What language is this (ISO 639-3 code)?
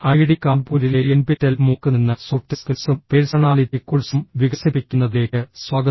mal